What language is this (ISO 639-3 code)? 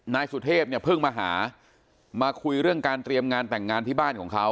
tha